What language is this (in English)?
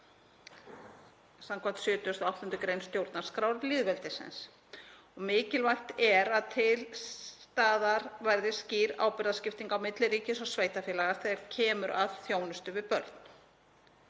Icelandic